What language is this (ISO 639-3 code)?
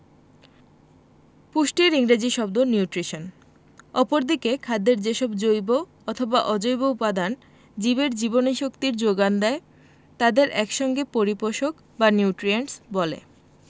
ben